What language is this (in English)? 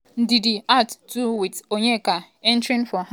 Nigerian Pidgin